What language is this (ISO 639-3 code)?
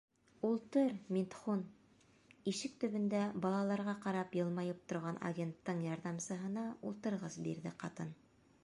bak